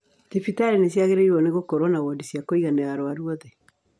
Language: Kikuyu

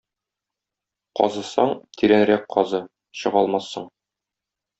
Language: Tatar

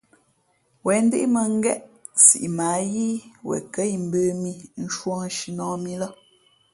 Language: Fe'fe'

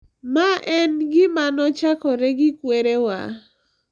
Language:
Luo (Kenya and Tanzania)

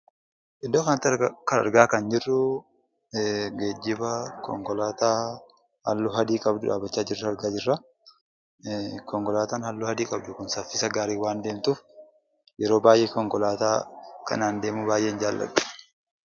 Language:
Oromo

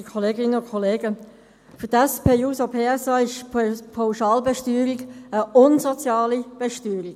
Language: Swiss German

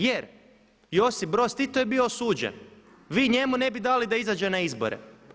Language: Croatian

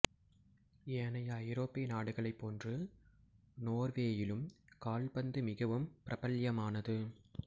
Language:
Tamil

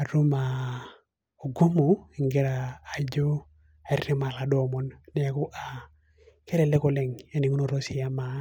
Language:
Masai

